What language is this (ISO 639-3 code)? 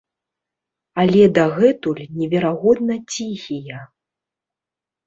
bel